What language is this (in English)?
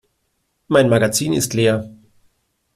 German